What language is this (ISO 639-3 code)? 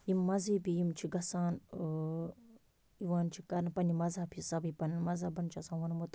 kas